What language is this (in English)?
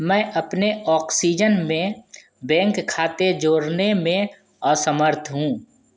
Hindi